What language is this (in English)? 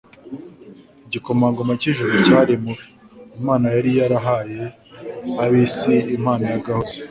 Kinyarwanda